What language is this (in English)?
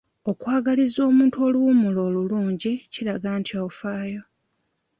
Ganda